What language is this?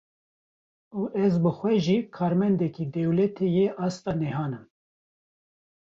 Kurdish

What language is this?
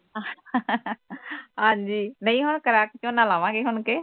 Punjabi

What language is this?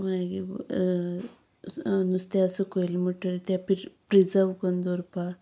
Konkani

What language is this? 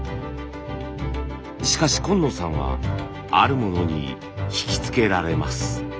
Japanese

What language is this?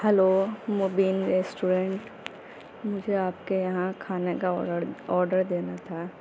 Urdu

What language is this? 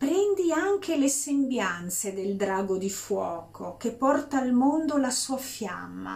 Italian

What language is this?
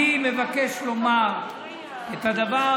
Hebrew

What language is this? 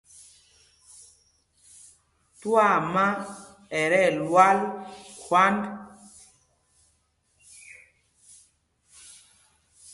Mpumpong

